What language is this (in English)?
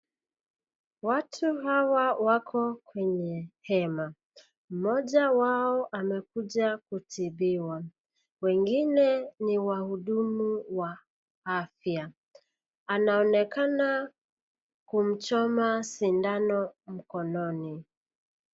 Swahili